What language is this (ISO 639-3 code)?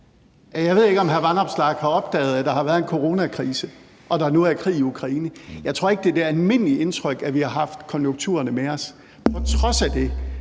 dan